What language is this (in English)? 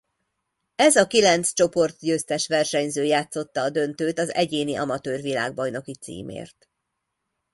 Hungarian